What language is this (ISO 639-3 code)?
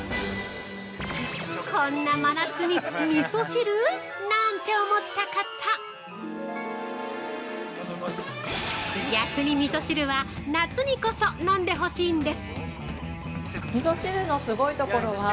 jpn